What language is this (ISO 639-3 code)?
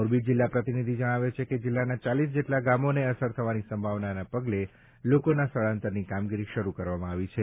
guj